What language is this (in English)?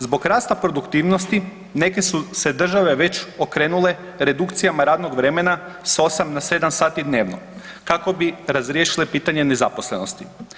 Croatian